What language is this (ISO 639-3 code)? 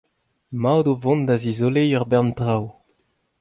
bre